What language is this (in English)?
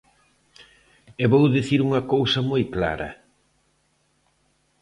Galician